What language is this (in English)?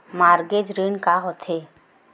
Chhattisgarhi